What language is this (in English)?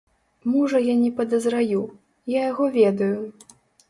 Belarusian